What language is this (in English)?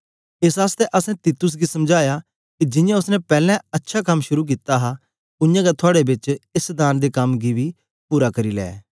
Dogri